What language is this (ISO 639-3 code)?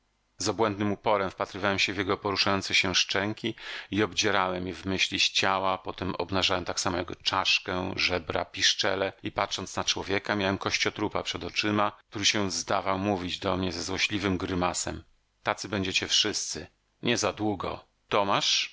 pol